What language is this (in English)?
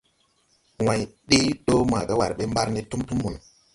Tupuri